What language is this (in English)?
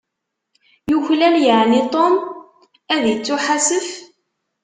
Kabyle